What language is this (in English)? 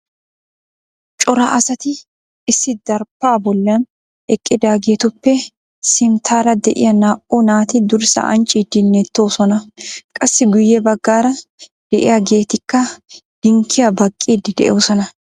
Wolaytta